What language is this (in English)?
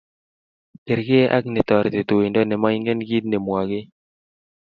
Kalenjin